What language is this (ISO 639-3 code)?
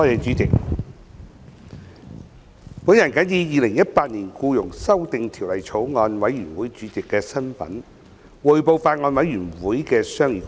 yue